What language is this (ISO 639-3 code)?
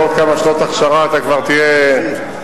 heb